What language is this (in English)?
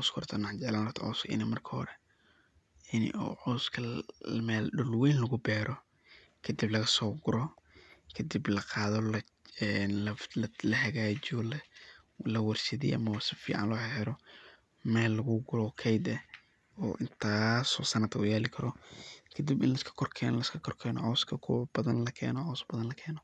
Somali